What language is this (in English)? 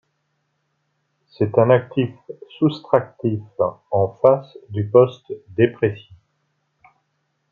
French